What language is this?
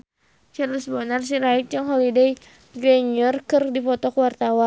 Sundanese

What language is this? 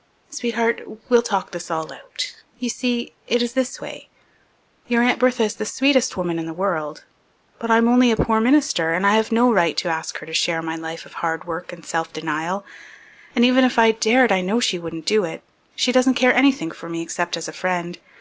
English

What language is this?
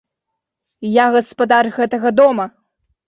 Belarusian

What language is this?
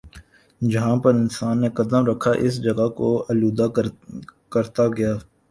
Urdu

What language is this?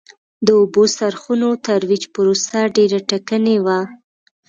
Pashto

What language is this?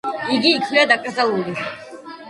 Georgian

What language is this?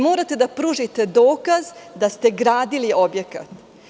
Serbian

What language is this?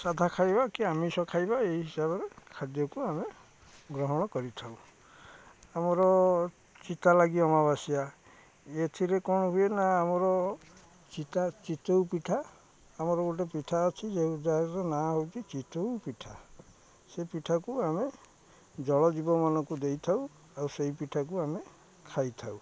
Odia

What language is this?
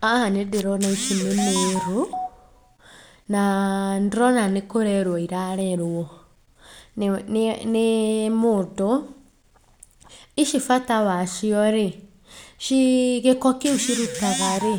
Kikuyu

